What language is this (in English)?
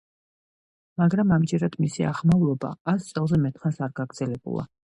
Georgian